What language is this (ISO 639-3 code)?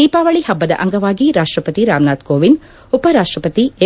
kan